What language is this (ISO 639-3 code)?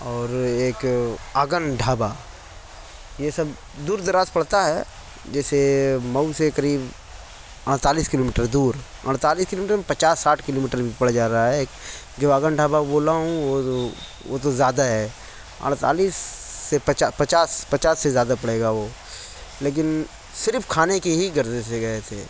urd